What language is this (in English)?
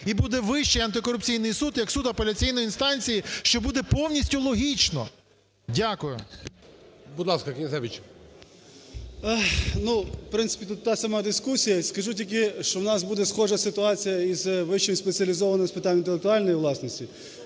Ukrainian